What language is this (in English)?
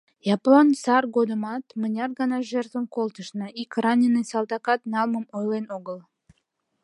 Mari